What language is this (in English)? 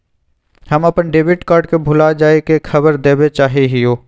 Magahi